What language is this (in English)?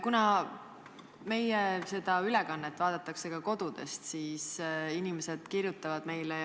Estonian